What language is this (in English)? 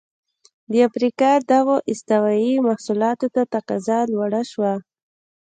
Pashto